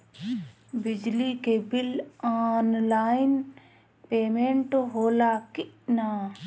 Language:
Bhojpuri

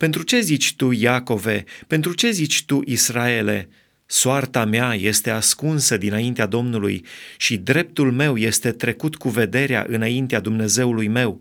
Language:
Romanian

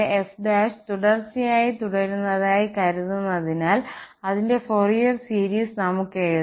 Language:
Malayalam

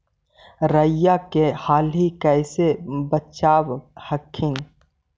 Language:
Magahi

